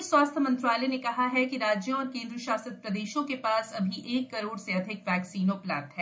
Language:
Hindi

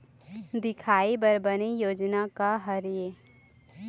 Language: Chhattisgarhi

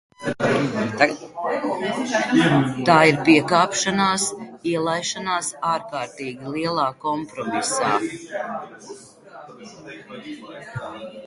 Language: Latvian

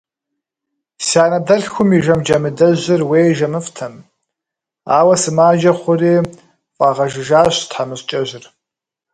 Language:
Kabardian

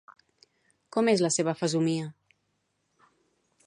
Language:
Catalan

